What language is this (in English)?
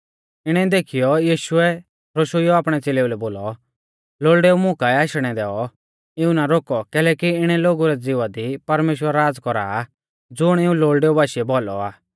Mahasu Pahari